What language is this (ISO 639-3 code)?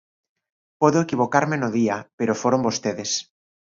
glg